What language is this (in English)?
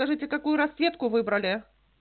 Russian